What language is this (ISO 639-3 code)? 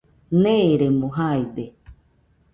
hux